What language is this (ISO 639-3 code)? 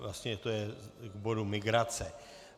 ces